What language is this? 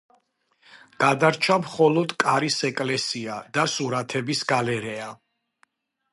Georgian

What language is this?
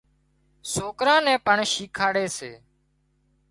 Wadiyara Koli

